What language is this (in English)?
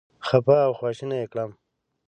Pashto